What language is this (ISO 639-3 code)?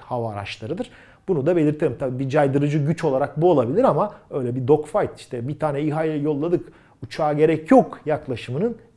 tur